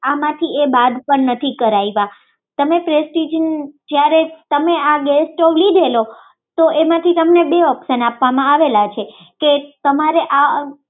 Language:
Gujarati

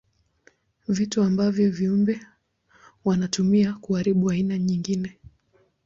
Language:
Swahili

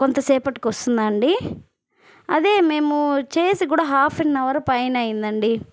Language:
Telugu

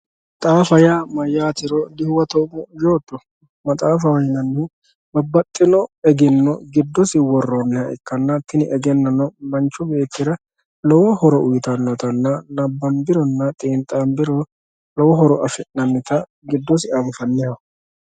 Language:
Sidamo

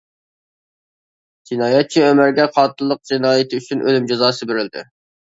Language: Uyghur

